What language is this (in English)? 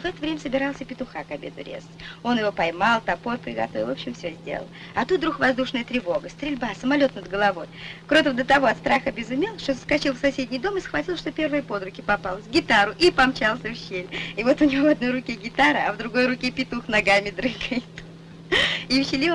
Russian